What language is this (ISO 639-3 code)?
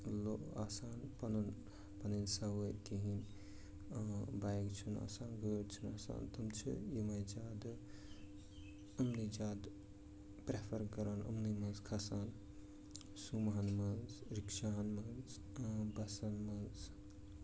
kas